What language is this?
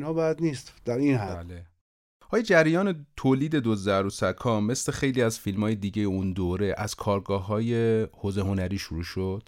Persian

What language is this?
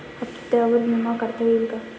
Marathi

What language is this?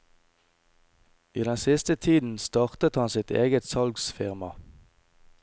Norwegian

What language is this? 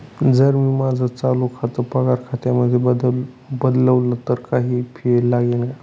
Marathi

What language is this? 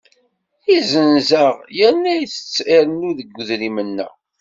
Kabyle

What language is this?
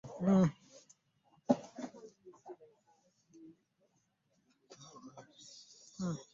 Ganda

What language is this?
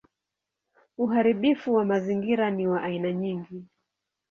Swahili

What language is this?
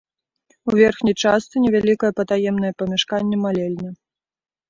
Belarusian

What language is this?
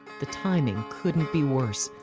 English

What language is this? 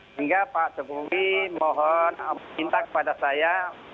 Indonesian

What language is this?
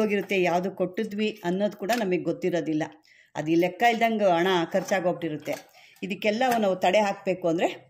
Turkish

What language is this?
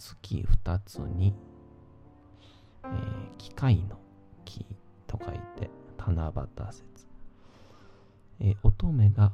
Japanese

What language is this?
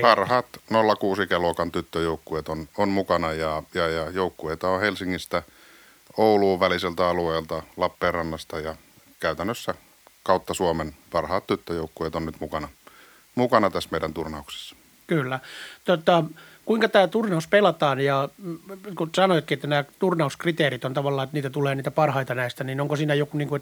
Finnish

